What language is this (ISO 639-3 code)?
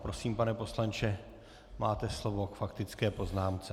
ces